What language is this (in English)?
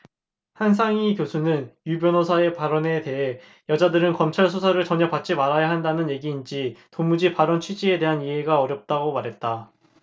Korean